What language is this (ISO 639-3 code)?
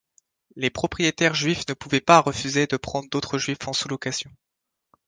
fra